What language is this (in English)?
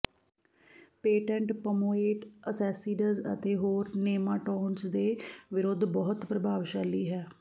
Punjabi